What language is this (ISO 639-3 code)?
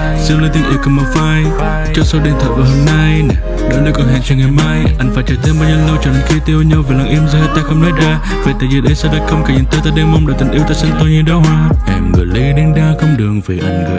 vie